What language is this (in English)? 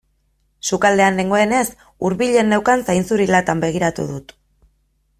Basque